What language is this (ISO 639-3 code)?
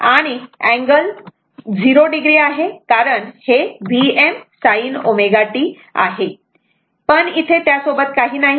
mar